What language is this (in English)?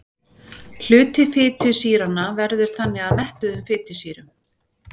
Icelandic